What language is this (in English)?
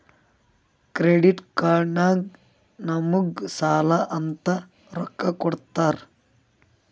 Kannada